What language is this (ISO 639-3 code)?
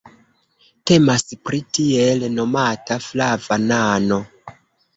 epo